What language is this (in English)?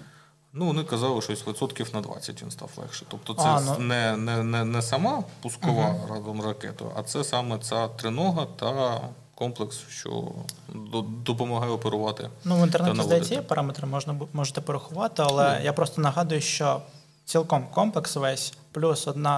Ukrainian